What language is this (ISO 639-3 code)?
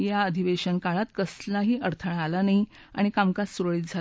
mar